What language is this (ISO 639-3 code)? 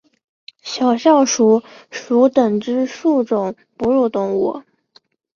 zho